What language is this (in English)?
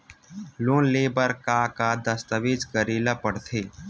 Chhattisgarhi